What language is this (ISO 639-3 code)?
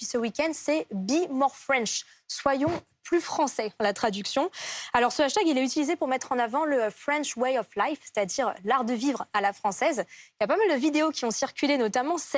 fra